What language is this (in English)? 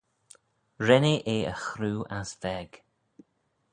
Manx